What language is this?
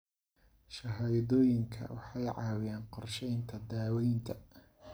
Somali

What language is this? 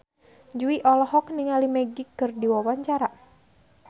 Sundanese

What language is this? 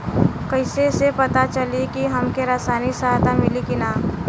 Bhojpuri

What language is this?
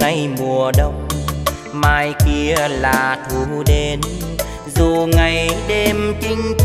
Vietnamese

